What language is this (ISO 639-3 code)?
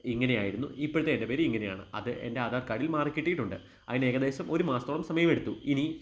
mal